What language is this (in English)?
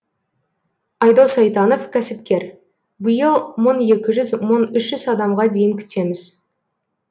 Kazakh